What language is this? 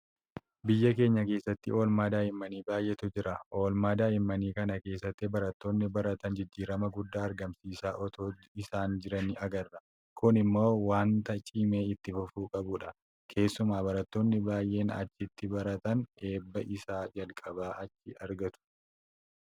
Oromo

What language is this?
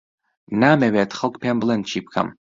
Central Kurdish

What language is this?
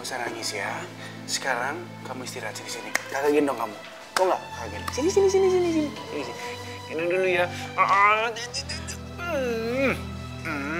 Indonesian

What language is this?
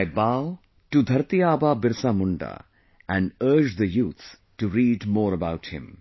English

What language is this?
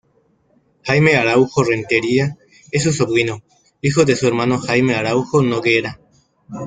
Spanish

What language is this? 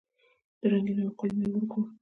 Pashto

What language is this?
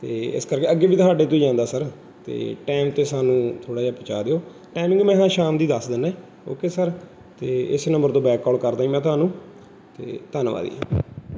Punjabi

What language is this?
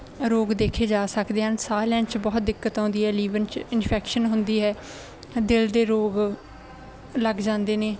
Punjabi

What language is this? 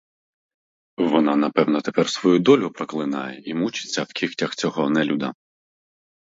Ukrainian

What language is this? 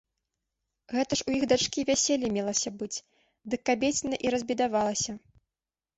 Belarusian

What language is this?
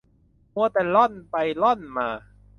Thai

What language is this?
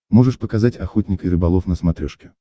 Russian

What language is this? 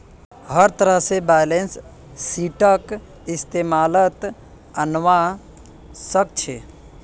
Magahi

